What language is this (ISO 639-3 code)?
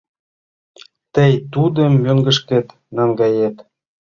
chm